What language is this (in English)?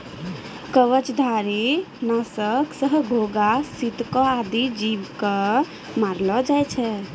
Maithili